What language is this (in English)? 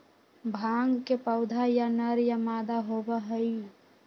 Magahi